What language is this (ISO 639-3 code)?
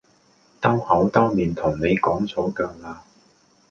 yue